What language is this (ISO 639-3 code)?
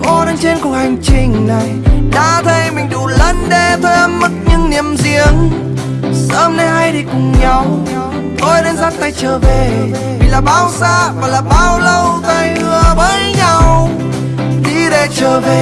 vie